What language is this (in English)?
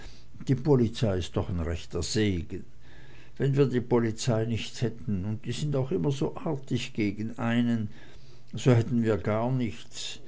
German